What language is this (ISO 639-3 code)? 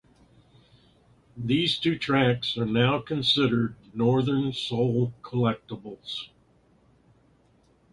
eng